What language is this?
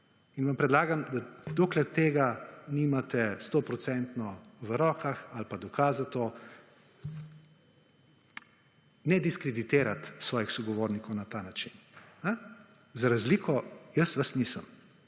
Slovenian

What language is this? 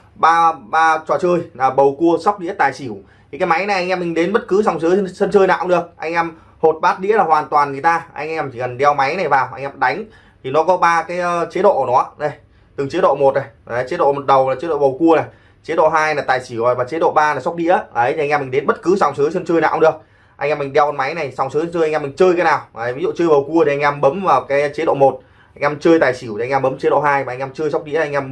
Vietnamese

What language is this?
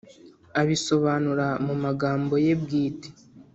Kinyarwanda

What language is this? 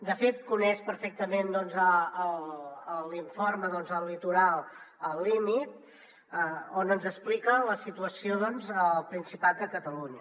Catalan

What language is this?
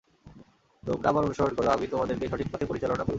Bangla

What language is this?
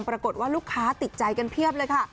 Thai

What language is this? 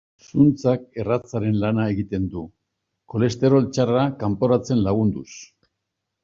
Basque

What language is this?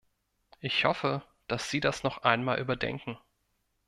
German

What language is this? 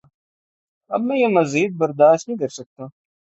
Urdu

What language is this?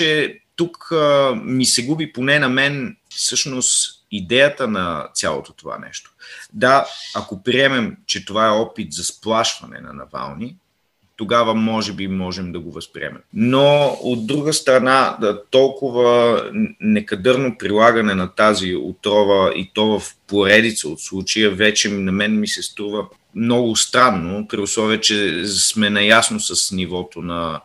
Bulgarian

